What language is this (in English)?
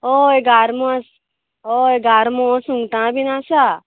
Konkani